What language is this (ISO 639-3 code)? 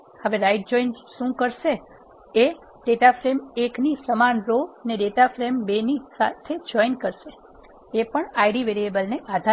guj